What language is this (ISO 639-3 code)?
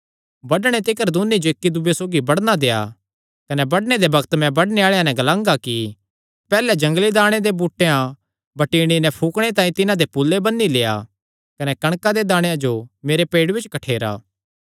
xnr